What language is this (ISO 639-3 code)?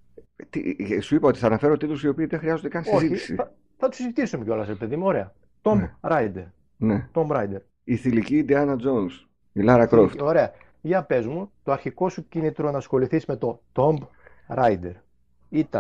ell